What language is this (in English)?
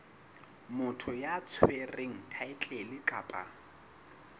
Southern Sotho